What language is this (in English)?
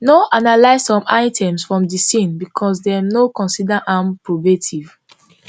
Nigerian Pidgin